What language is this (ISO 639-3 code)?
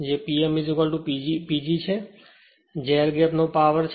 guj